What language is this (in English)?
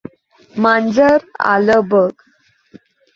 Marathi